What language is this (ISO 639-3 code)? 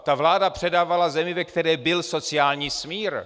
ces